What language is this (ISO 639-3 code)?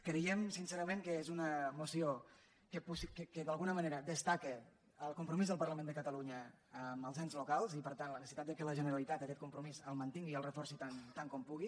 cat